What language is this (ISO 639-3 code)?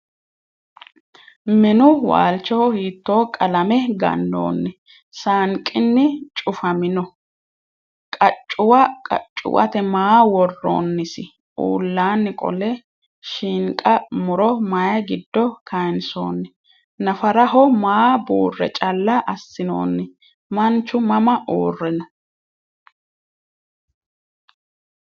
sid